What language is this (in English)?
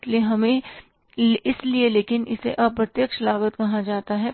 Hindi